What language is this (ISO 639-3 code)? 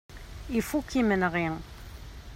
kab